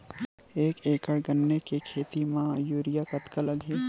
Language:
Chhattisgarhi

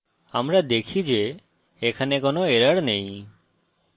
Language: Bangla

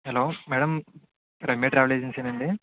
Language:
Telugu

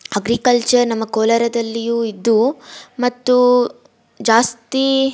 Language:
Kannada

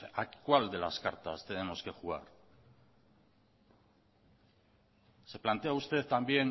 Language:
Spanish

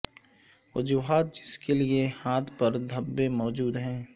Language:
Urdu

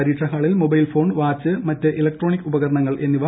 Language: Malayalam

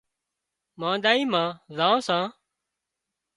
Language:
Wadiyara Koli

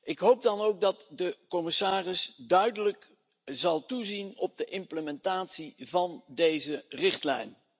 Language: Dutch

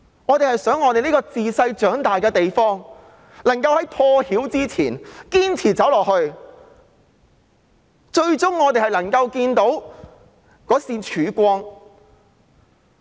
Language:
Cantonese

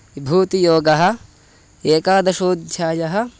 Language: Sanskrit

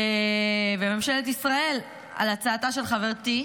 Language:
Hebrew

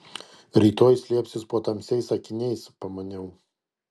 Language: Lithuanian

